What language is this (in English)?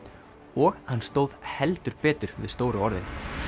Icelandic